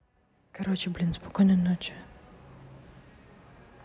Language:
Russian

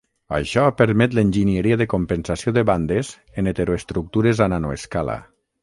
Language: Catalan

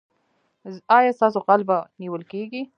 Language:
Pashto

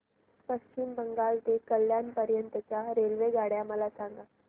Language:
Marathi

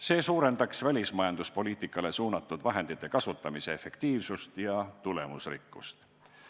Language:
Estonian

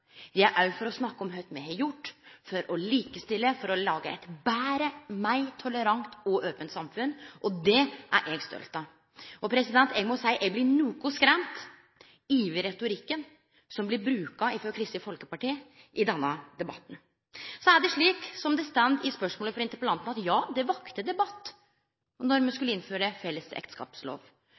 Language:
Norwegian Nynorsk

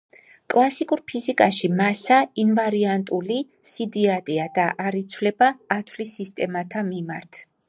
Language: Georgian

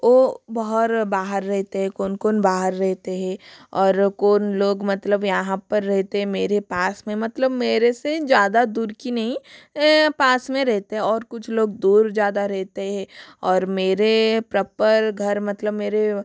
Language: Hindi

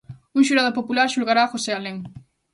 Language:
Galician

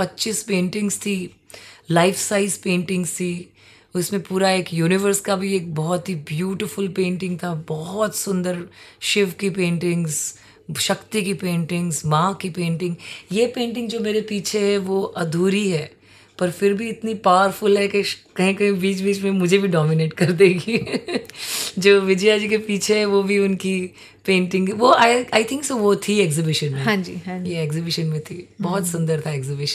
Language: Hindi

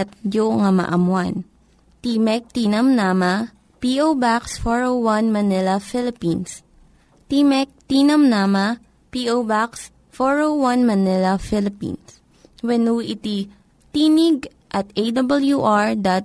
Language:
Filipino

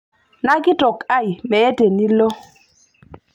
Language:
Masai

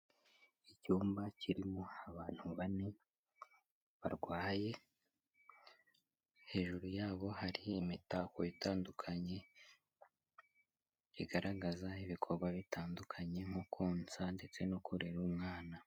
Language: Kinyarwanda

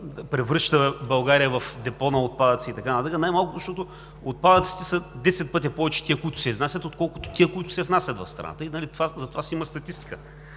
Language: Bulgarian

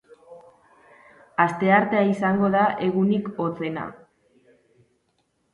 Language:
Basque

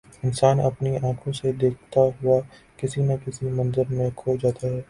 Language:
Urdu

